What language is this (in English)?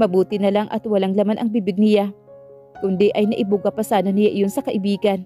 Filipino